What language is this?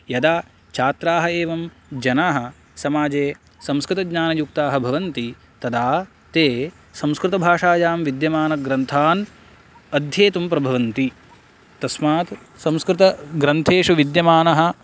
Sanskrit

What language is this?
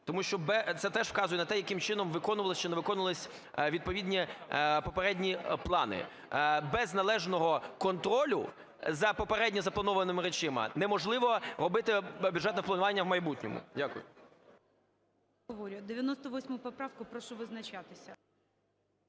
Ukrainian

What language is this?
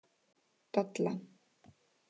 Icelandic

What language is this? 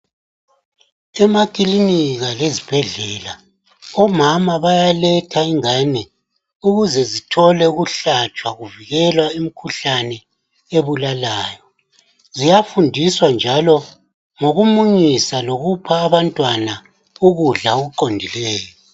North Ndebele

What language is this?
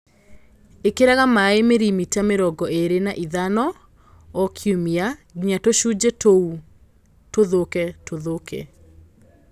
Kikuyu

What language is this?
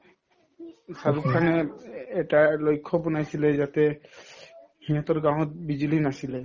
Assamese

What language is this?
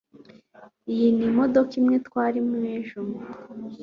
Kinyarwanda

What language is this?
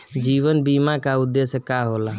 Bhojpuri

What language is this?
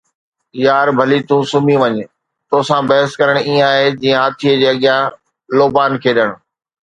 Sindhi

